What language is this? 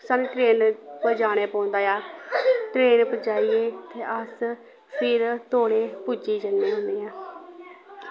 Dogri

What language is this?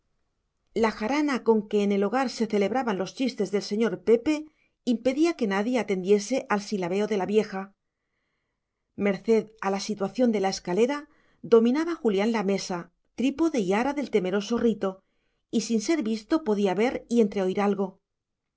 Spanish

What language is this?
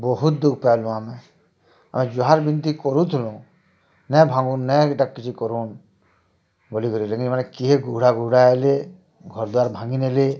Odia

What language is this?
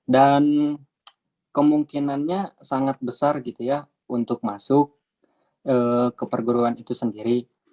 Indonesian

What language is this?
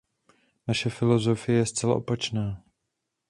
Czech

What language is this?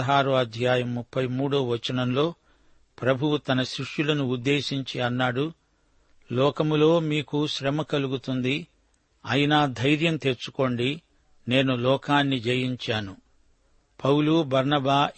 Telugu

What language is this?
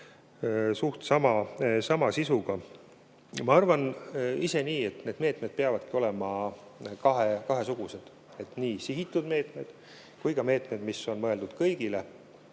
Estonian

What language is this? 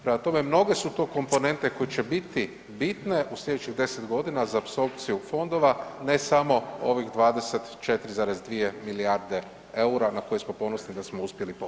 Croatian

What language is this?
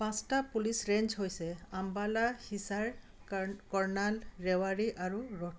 Assamese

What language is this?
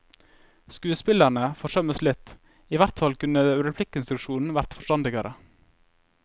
Norwegian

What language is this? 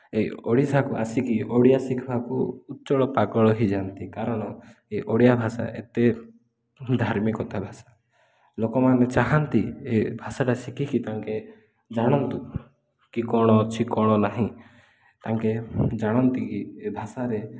Odia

